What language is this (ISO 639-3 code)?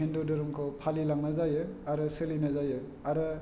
brx